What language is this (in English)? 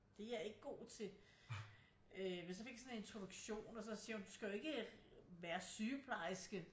Danish